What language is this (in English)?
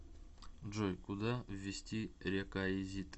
Russian